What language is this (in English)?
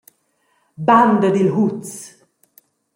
Romansh